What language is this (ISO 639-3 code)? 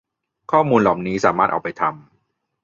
tha